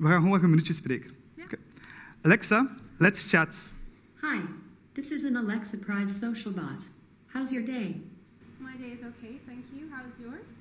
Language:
Dutch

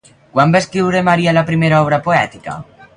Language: Catalan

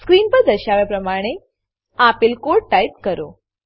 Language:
Gujarati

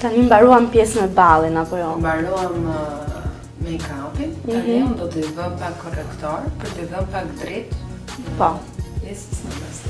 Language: Romanian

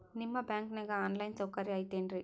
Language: Kannada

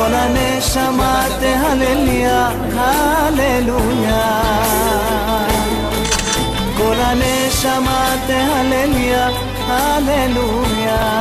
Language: Hebrew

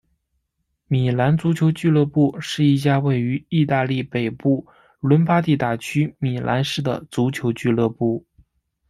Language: Chinese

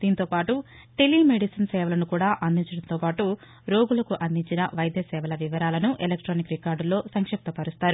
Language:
Telugu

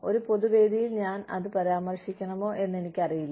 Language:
Malayalam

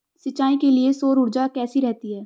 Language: Hindi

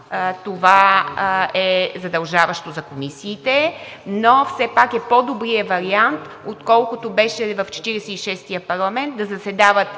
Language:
Bulgarian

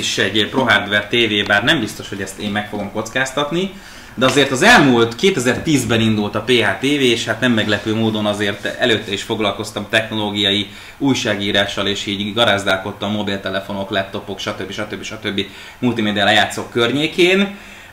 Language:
Hungarian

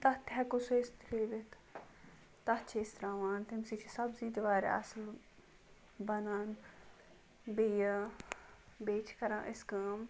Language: Kashmiri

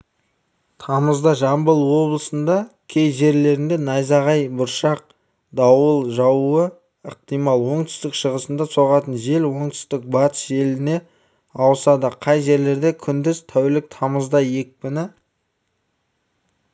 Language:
Kazakh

